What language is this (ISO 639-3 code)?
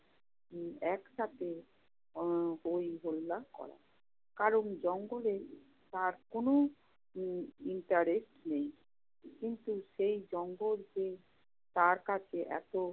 ben